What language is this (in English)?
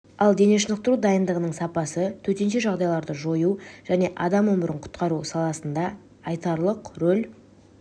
Kazakh